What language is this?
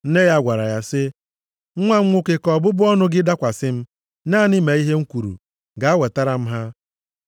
Igbo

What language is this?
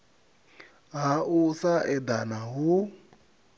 Venda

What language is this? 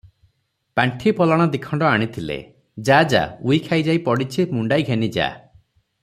Odia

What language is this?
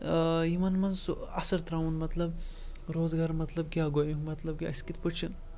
Kashmiri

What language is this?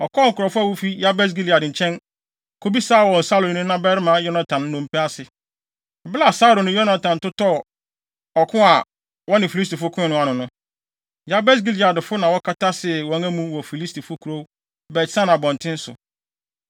Akan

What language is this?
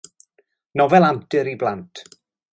Welsh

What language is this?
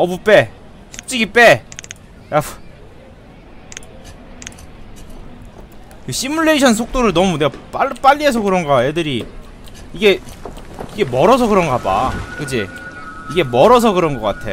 Korean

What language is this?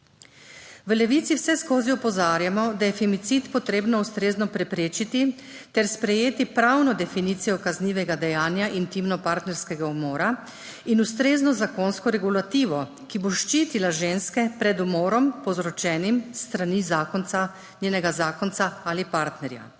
Slovenian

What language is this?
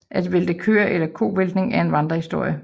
Danish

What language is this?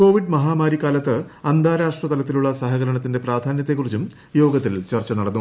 Malayalam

